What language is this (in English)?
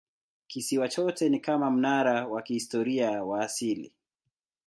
Swahili